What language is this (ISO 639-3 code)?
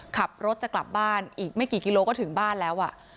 tha